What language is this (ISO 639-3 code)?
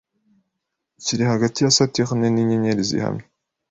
kin